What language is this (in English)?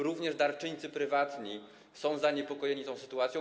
Polish